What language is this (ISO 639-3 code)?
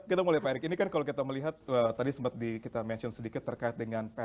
ind